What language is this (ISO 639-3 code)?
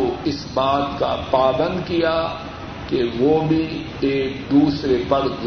urd